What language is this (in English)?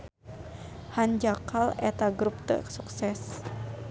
Sundanese